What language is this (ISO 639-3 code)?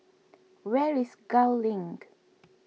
eng